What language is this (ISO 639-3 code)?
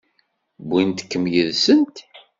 kab